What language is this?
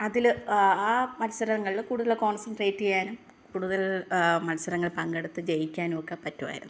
Malayalam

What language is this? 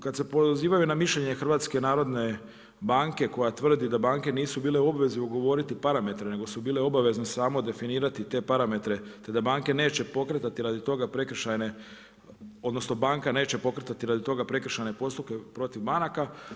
Croatian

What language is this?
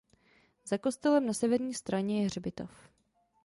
Czech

